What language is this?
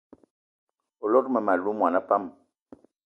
Eton (Cameroon)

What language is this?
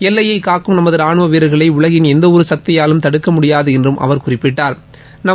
Tamil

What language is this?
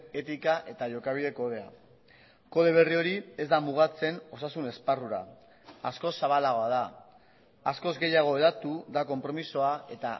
Basque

